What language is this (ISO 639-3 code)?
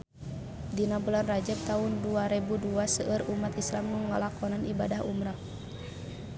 sun